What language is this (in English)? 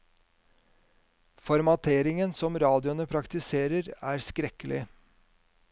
Norwegian